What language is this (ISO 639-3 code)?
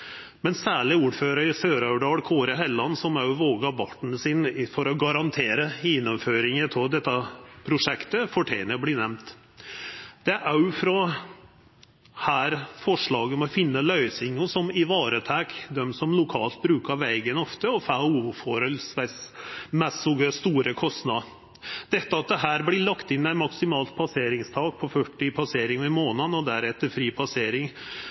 nno